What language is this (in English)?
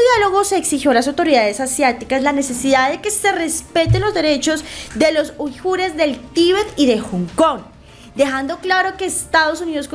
Spanish